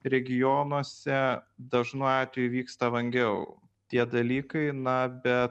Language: Lithuanian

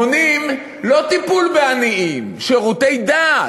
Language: Hebrew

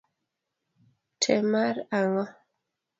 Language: Luo (Kenya and Tanzania)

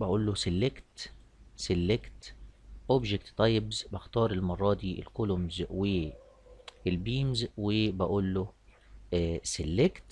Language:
Arabic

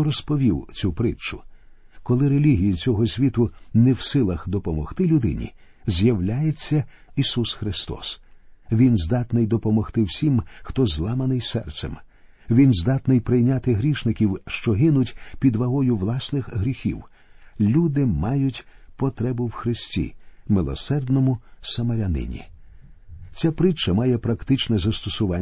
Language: Ukrainian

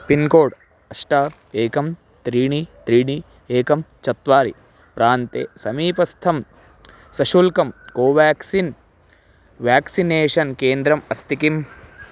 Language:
Sanskrit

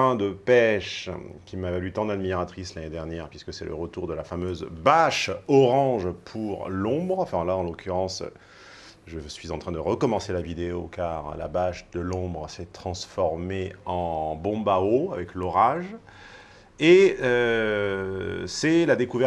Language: French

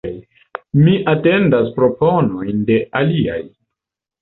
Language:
Esperanto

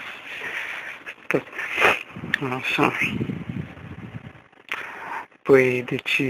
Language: Romanian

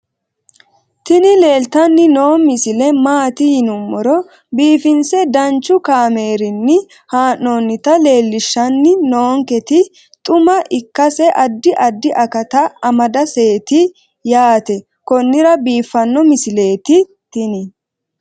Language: Sidamo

